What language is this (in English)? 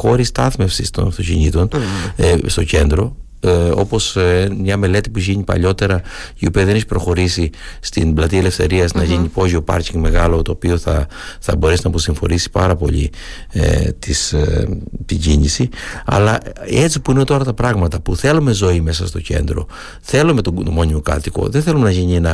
Greek